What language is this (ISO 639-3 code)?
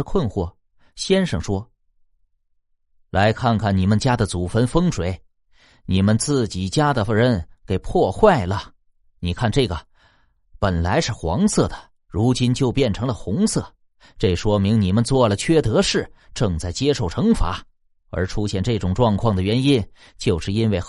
zho